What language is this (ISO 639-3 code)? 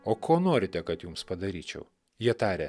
lit